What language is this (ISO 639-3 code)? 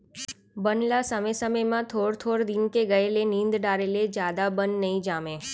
hne